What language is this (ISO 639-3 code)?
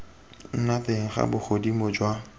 tsn